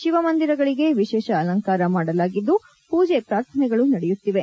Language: Kannada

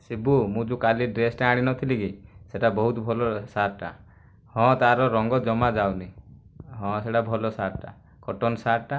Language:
Odia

